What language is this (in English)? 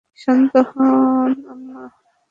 Bangla